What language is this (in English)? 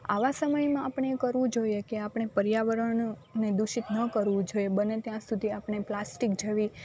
Gujarati